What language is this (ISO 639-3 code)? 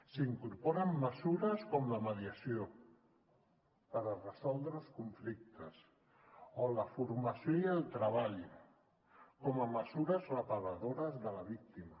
cat